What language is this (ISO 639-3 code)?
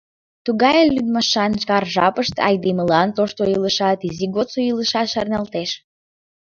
chm